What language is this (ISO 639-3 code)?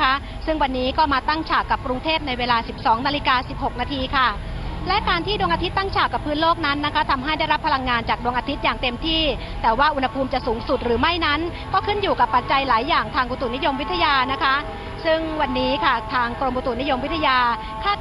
tha